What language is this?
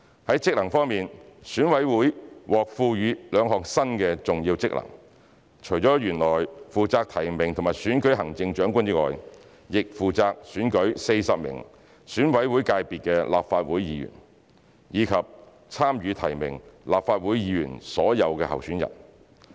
Cantonese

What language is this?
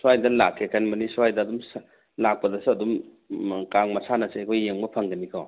Manipuri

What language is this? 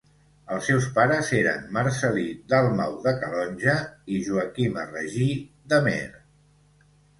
Catalan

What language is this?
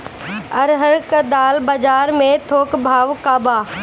Bhojpuri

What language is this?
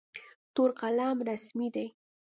Pashto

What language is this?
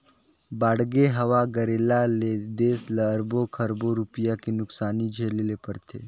Chhattisgarhi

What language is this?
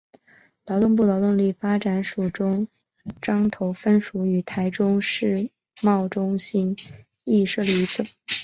Chinese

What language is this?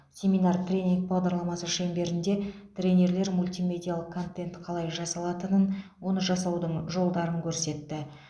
Kazakh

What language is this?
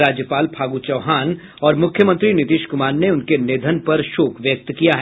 Hindi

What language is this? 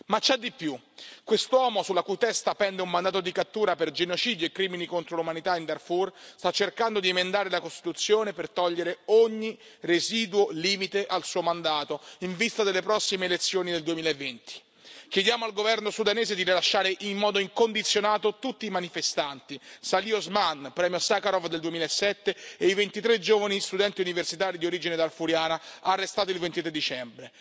Italian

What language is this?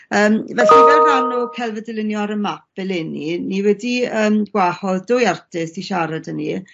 Welsh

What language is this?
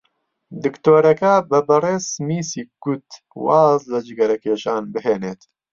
Central Kurdish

